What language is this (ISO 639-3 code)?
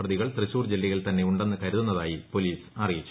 mal